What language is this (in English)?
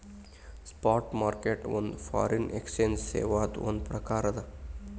Kannada